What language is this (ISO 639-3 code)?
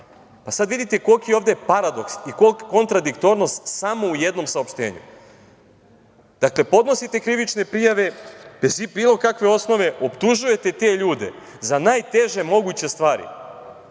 srp